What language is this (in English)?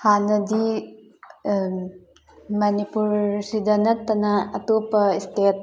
Manipuri